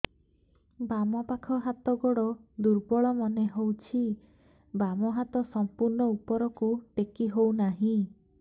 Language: Odia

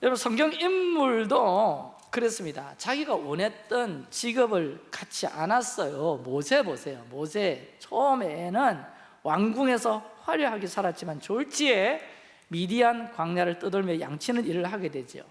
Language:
Korean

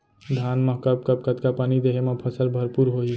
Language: Chhattisgarhi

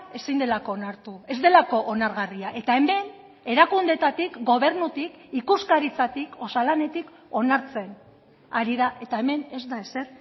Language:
Basque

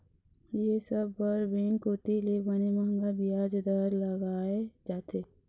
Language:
Chhattisgarhi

